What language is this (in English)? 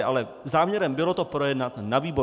Czech